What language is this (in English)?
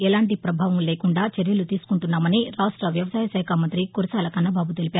Telugu